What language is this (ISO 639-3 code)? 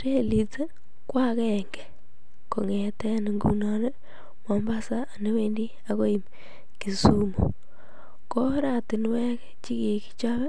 kln